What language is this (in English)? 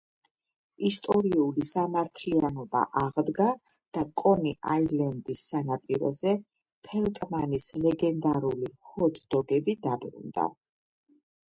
Georgian